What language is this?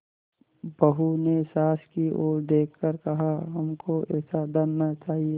Hindi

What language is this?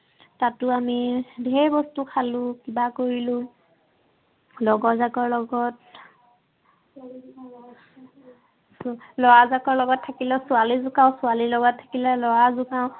Assamese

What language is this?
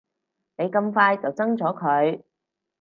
Cantonese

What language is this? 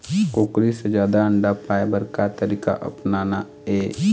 Chhattisgarhi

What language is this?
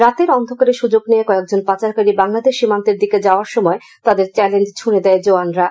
Bangla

